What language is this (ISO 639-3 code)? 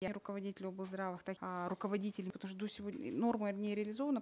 kaz